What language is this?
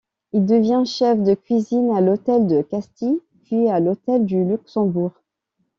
French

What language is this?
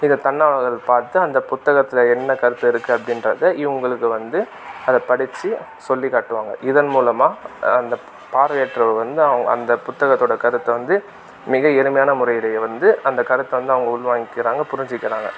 Tamil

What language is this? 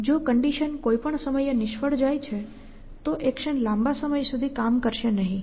Gujarati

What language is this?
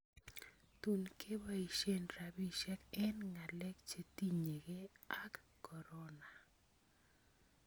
Kalenjin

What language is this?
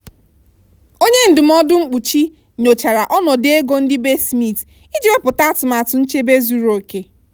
Igbo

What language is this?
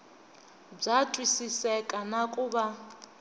Tsonga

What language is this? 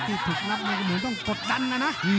Thai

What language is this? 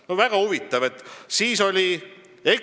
Estonian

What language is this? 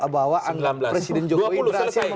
Indonesian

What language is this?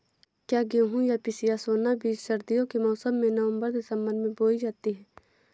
Hindi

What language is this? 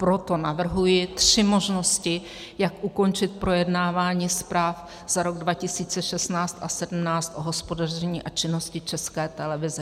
Czech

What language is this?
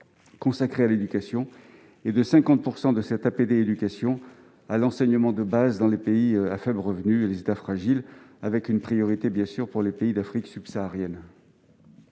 French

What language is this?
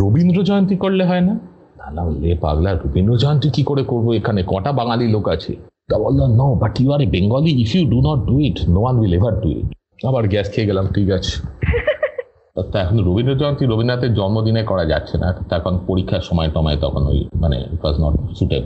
Bangla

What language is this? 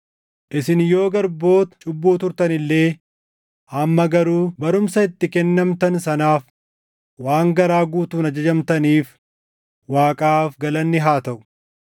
Oromo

